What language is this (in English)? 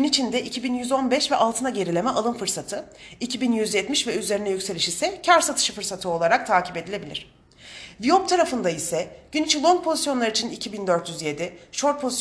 Turkish